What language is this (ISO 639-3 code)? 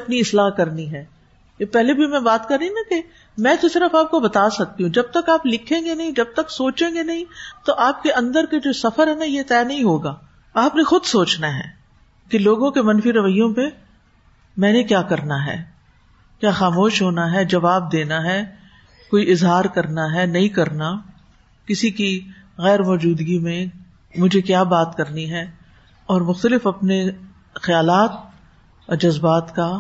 urd